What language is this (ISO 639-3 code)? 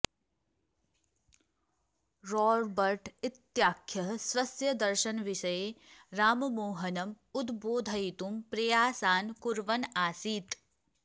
san